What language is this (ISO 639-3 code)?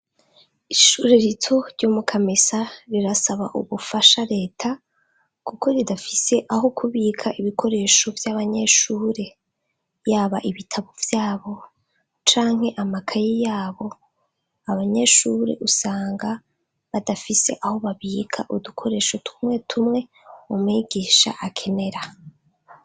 run